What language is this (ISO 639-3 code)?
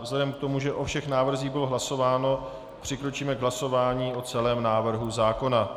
ces